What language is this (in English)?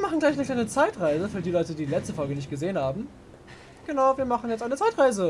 German